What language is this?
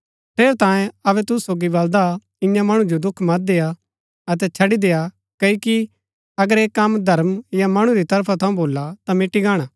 Gaddi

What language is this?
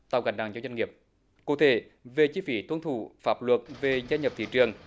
Vietnamese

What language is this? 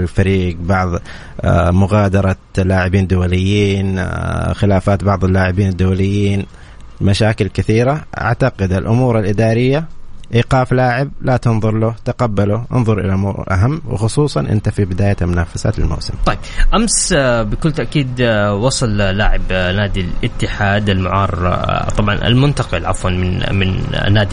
Arabic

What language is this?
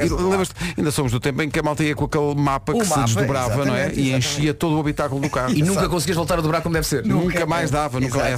Portuguese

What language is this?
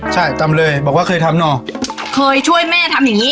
Thai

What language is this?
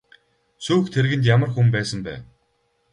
Mongolian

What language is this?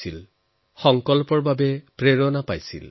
Assamese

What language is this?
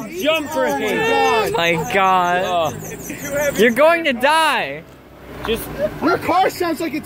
English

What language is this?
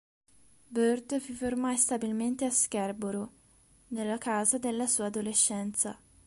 Italian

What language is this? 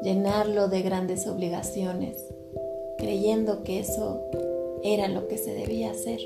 Spanish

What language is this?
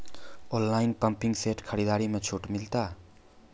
Maithili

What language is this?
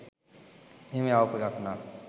Sinhala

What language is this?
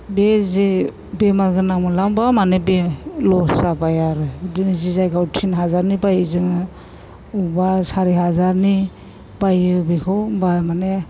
Bodo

